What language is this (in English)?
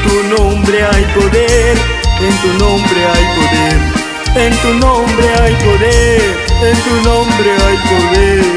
Spanish